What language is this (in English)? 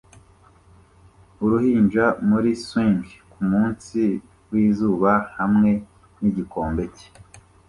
Kinyarwanda